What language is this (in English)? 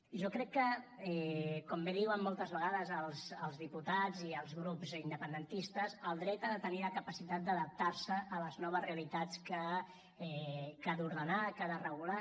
Catalan